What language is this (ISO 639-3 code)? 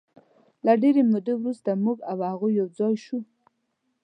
pus